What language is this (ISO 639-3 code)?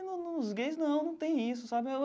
por